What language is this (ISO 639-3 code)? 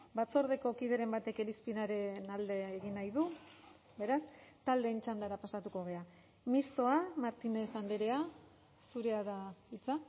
eus